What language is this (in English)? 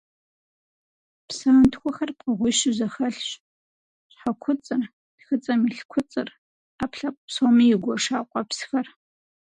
Kabardian